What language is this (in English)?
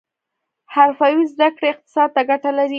Pashto